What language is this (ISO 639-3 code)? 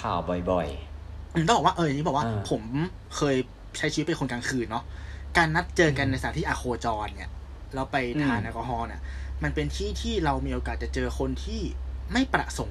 tha